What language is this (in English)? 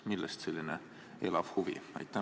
Estonian